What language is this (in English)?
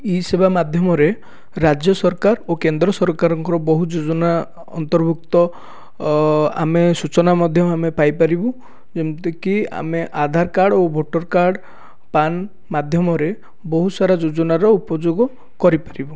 Odia